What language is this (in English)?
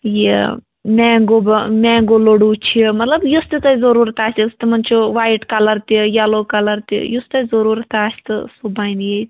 Kashmiri